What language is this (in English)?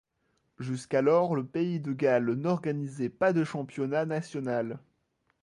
French